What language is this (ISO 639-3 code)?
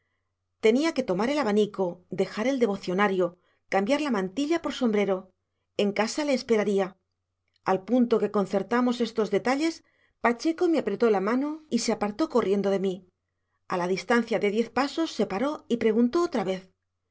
spa